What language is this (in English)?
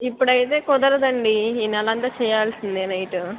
Telugu